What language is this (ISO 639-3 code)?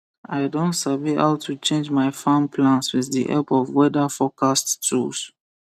pcm